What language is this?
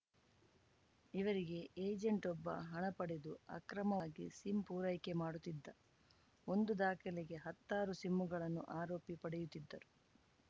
Kannada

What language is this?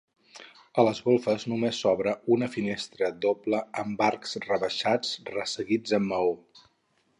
Catalan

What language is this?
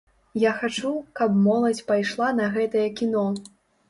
Belarusian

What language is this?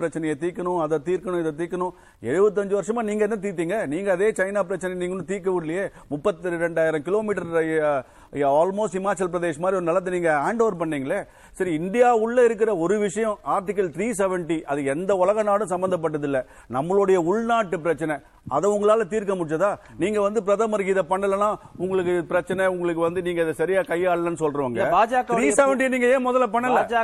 Tamil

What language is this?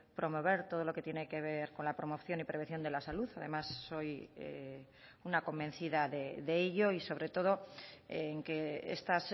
Spanish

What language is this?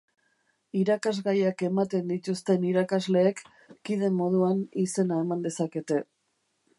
Basque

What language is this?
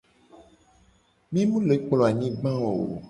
Gen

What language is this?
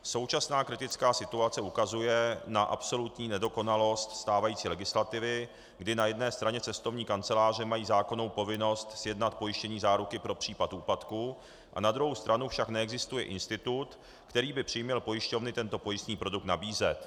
Czech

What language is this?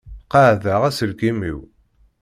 Kabyle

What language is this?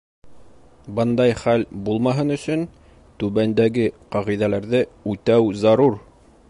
Bashkir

